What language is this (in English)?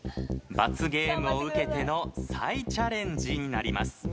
Japanese